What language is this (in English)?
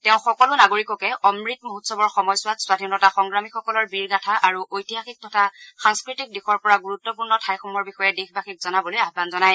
Assamese